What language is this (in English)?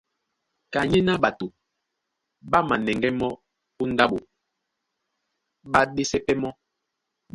Duala